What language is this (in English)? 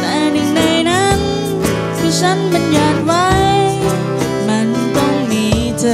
Thai